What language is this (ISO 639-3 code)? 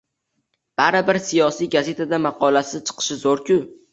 uzb